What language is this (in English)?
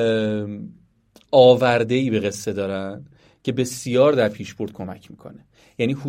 Persian